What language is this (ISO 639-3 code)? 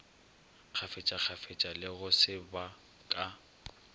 nso